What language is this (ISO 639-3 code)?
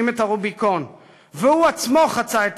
heb